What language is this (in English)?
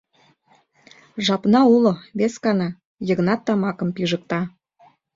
Mari